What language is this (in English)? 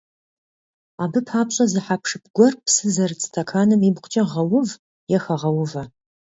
Kabardian